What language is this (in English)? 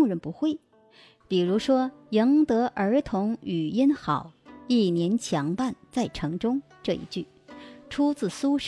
Chinese